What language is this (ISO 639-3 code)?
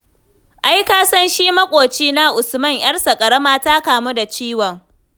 hau